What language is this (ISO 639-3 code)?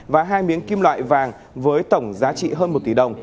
vie